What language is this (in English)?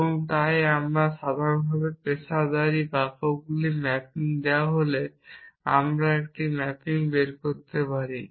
Bangla